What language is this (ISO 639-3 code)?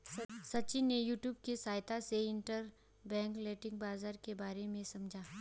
hin